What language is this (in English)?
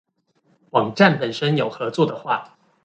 Chinese